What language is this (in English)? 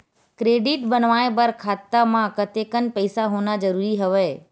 Chhattisgarhi